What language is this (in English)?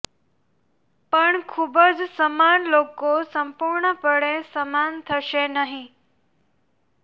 Gujarati